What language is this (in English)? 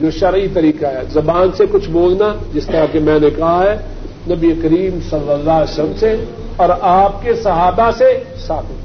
Urdu